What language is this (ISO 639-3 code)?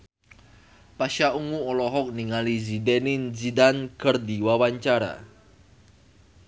sun